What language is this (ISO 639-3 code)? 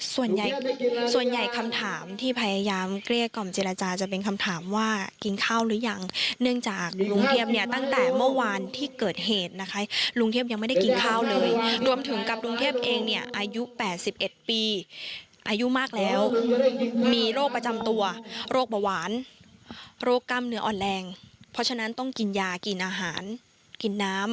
tha